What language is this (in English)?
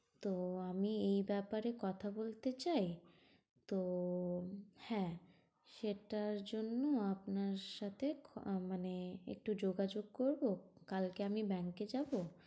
Bangla